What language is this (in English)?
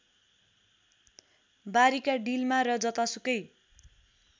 Nepali